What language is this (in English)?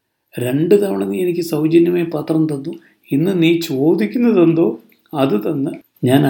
Malayalam